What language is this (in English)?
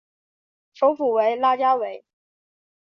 Chinese